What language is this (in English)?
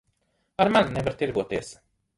Latvian